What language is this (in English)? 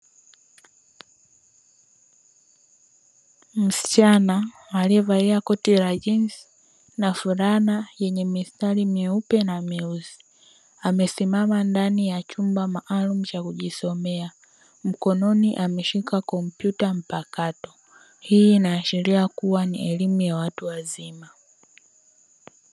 Swahili